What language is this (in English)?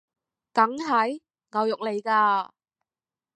Cantonese